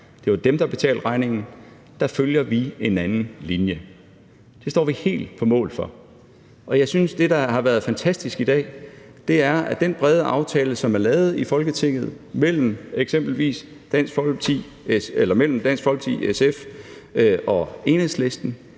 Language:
Danish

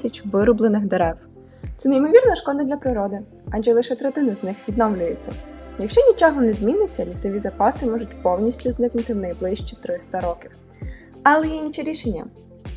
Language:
Ukrainian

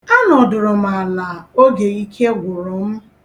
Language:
Igbo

